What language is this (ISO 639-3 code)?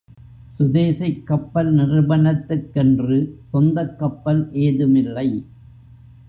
tam